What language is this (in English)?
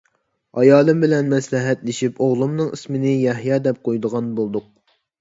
Uyghur